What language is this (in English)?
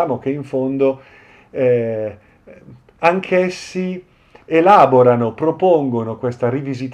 Italian